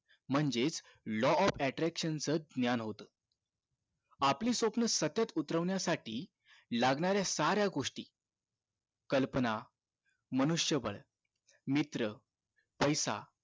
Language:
Marathi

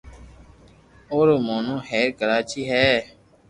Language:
Loarki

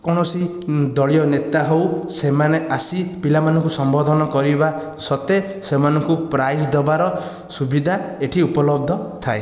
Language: Odia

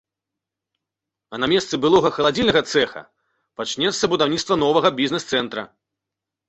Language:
Belarusian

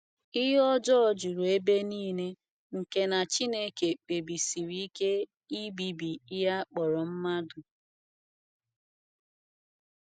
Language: Igbo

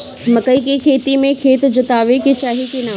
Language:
Bhojpuri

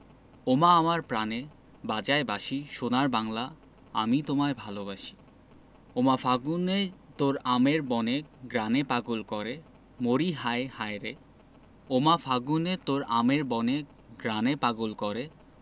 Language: Bangla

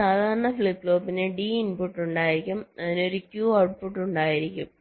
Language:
Malayalam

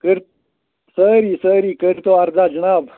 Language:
Kashmiri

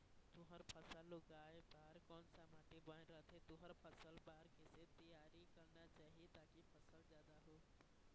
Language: Chhattisgarhi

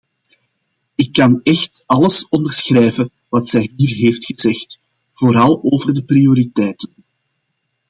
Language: Dutch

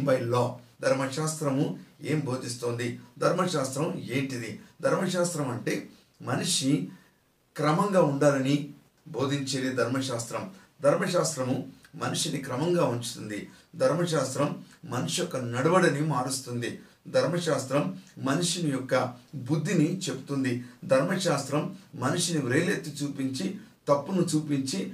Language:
Telugu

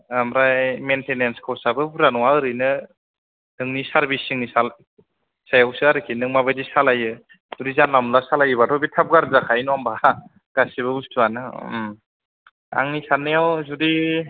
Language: Bodo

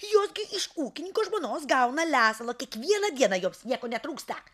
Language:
Lithuanian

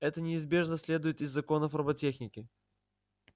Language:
Russian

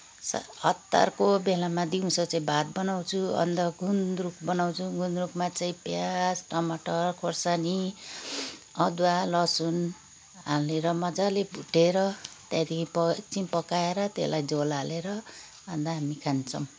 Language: Nepali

